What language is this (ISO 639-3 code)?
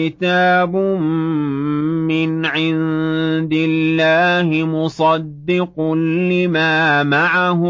ara